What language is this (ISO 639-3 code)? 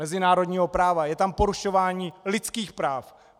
ces